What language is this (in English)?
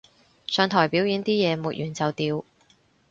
Cantonese